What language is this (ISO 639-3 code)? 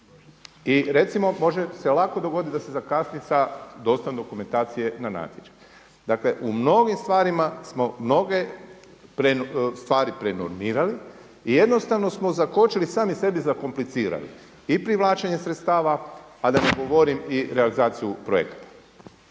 hrv